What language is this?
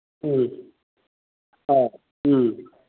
Manipuri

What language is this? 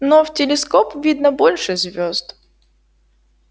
Russian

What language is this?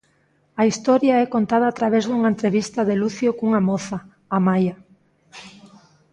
Galician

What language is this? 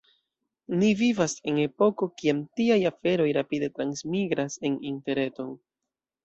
Esperanto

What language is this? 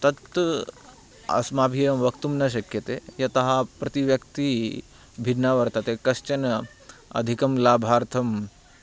Sanskrit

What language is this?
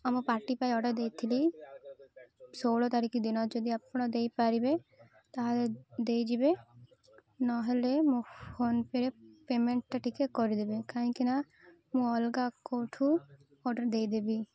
Odia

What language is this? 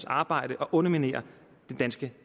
Danish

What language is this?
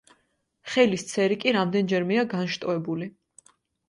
Georgian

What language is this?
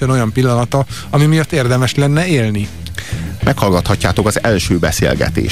Hungarian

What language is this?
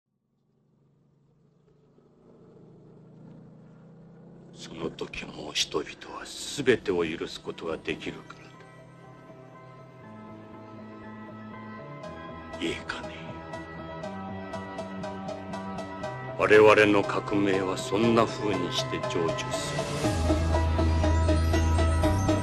Japanese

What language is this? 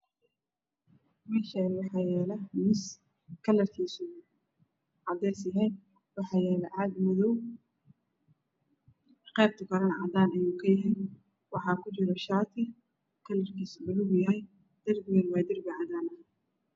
Somali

